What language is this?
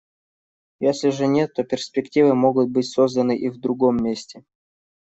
Russian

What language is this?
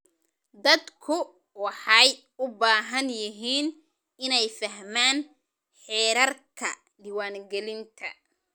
Somali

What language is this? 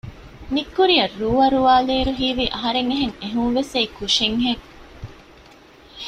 Divehi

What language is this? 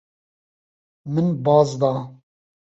Kurdish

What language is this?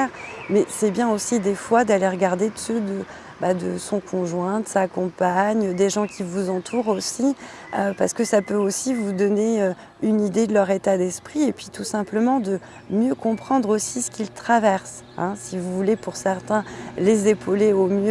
French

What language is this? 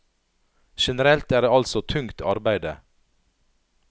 Norwegian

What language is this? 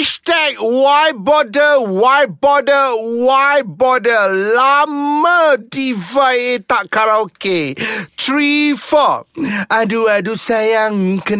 Malay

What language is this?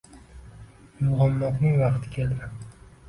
Uzbek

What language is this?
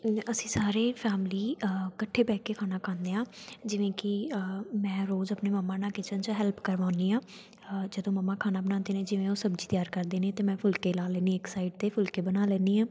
Punjabi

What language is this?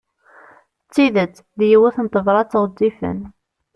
Kabyle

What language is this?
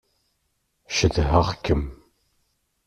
Kabyle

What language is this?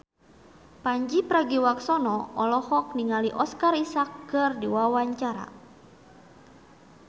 Sundanese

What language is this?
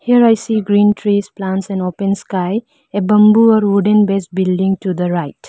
English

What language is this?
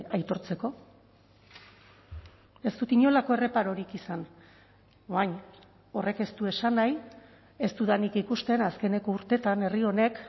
Basque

